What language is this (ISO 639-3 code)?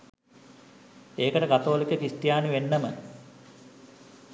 sin